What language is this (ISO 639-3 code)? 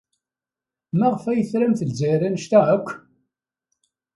kab